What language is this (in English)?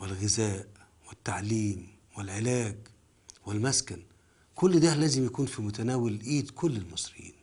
Arabic